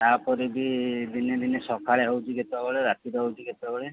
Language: Odia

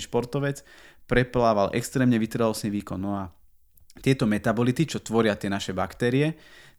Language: Slovak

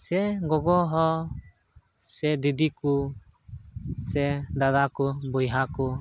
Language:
Santali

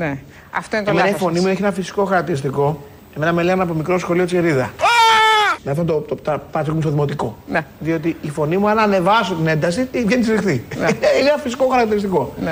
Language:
Greek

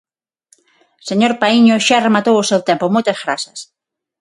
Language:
Galician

